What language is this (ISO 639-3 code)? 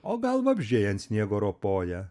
lit